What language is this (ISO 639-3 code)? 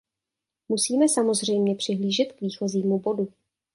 ces